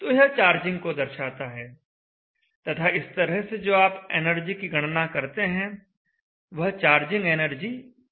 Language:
Hindi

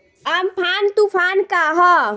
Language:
Bhojpuri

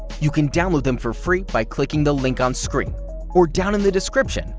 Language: English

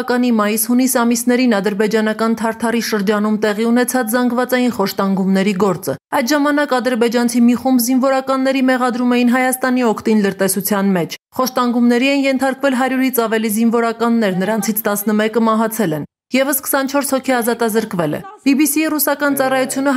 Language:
Russian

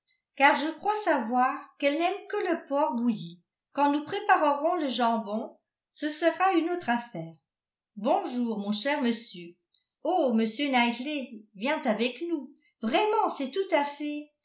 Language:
French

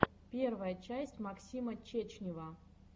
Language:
Russian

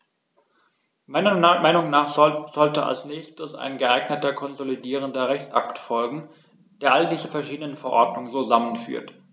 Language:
German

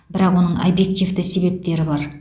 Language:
Kazakh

